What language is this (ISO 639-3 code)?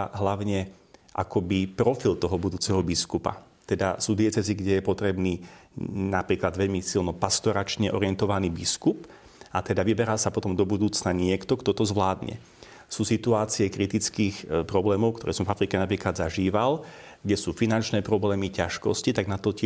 slk